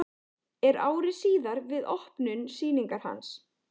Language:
Icelandic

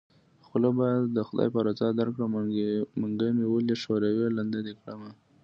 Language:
Pashto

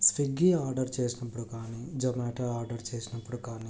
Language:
Telugu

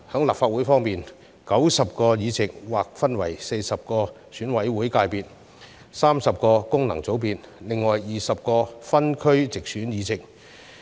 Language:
Cantonese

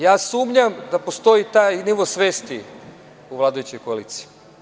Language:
Serbian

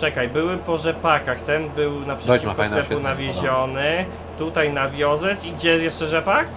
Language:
Polish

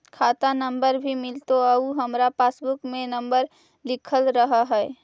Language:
Magahi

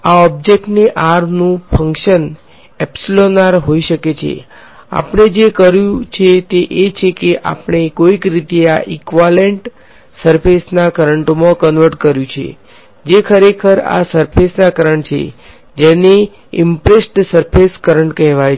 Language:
Gujarati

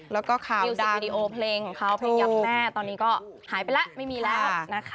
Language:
Thai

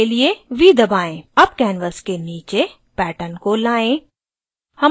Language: Hindi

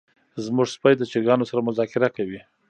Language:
Pashto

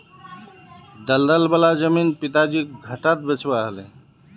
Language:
Magahi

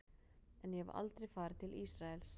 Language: Icelandic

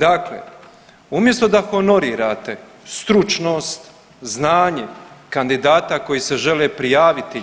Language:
Croatian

